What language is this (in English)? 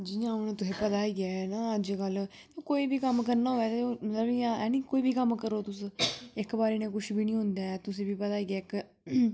Dogri